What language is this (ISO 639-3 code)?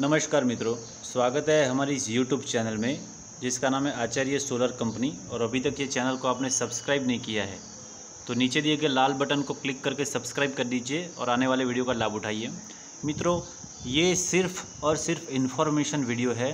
hin